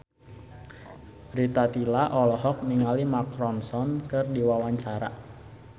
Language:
Sundanese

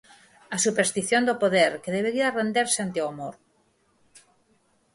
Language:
Galician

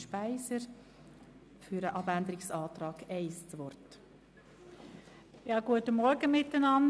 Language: Swiss German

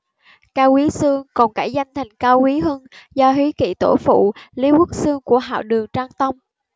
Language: Vietnamese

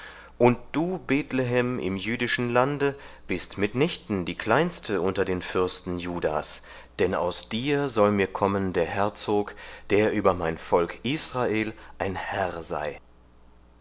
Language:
German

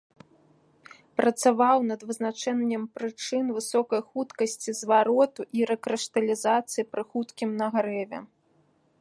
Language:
Belarusian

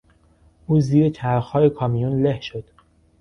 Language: Persian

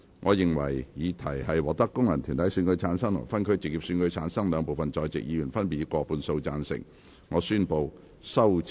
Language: Cantonese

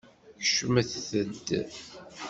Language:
Kabyle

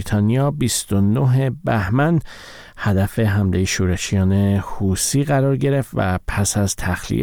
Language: Persian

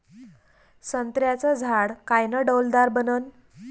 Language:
Marathi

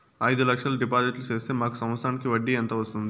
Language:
Telugu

